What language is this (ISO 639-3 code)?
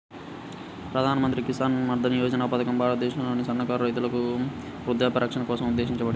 tel